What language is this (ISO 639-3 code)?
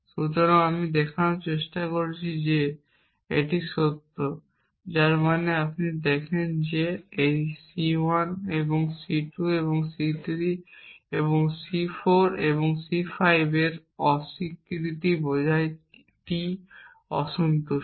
ben